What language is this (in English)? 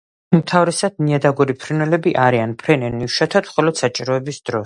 Georgian